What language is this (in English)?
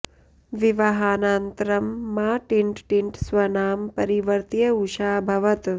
Sanskrit